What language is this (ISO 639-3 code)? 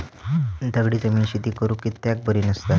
mar